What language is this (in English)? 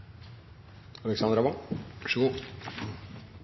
Norwegian Bokmål